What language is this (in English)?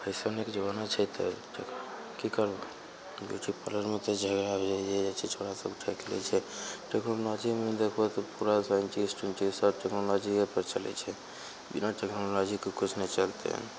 Maithili